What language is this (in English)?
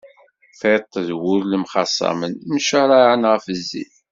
Kabyle